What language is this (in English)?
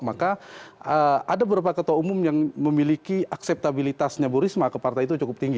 Indonesian